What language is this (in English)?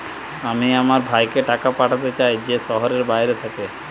Bangla